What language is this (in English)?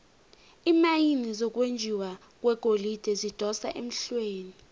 South Ndebele